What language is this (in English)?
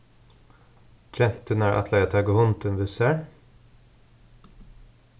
Faroese